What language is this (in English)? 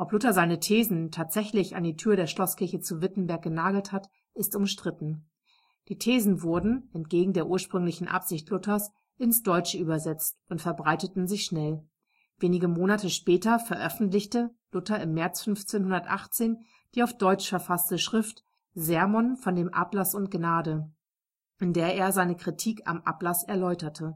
German